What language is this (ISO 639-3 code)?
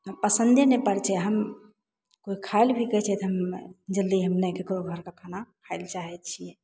mai